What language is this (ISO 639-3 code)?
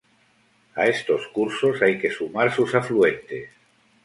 spa